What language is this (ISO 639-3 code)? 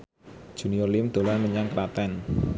jav